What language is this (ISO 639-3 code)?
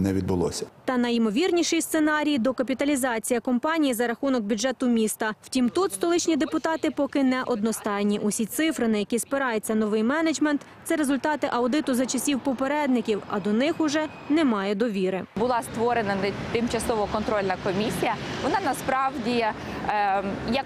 ukr